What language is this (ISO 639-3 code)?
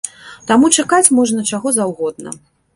bel